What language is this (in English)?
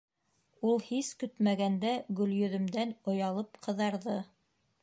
Bashkir